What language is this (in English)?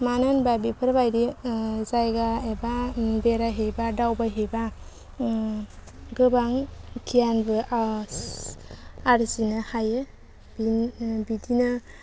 Bodo